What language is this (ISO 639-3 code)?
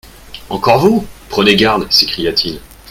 fra